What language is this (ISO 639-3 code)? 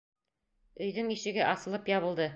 bak